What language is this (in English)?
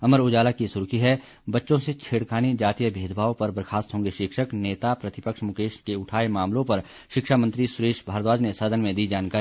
Hindi